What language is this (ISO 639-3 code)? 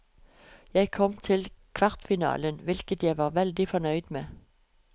nor